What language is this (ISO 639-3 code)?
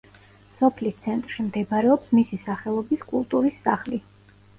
kat